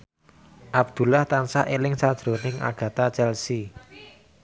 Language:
Javanese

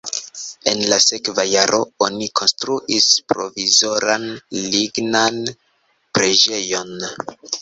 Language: Esperanto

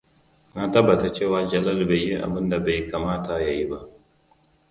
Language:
Hausa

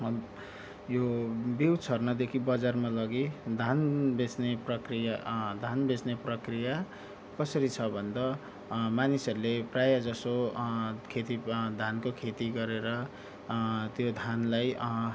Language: Nepali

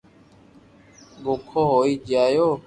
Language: Loarki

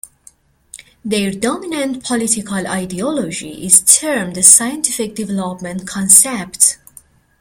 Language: English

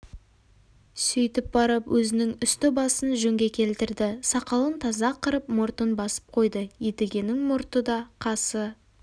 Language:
Kazakh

